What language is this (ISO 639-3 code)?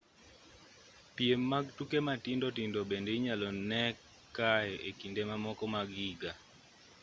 luo